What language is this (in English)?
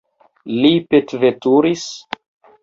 Esperanto